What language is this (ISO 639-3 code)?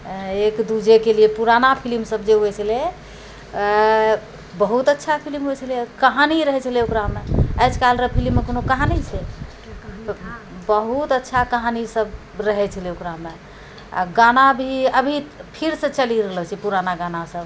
mai